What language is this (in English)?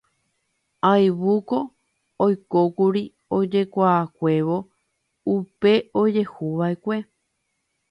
Guarani